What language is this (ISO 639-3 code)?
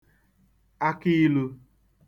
ibo